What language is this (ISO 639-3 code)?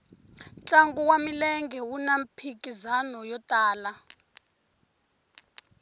tso